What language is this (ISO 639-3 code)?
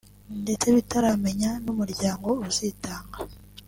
kin